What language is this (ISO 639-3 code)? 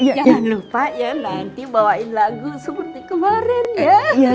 ind